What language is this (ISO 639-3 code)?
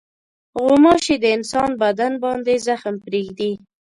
pus